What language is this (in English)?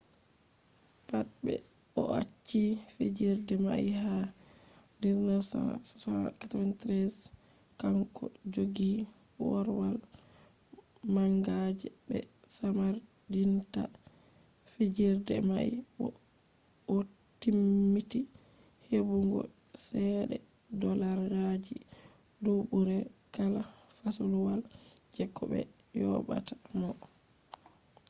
Fula